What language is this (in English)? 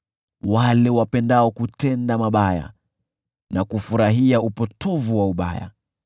Swahili